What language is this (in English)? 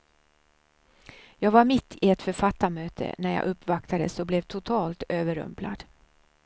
Swedish